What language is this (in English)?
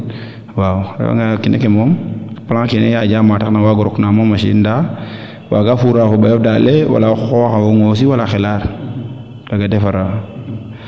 Serer